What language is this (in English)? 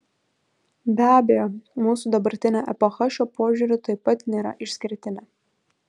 Lithuanian